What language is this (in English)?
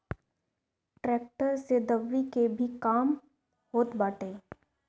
Bhojpuri